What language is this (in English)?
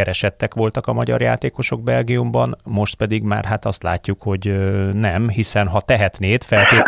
Hungarian